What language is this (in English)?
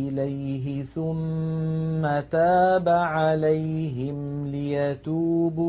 Arabic